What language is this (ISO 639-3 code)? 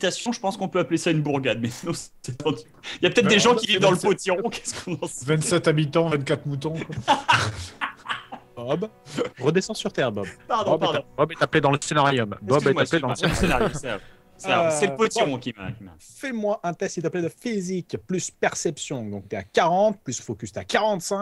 fra